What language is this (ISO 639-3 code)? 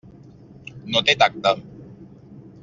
cat